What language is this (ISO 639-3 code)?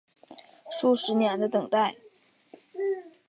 zho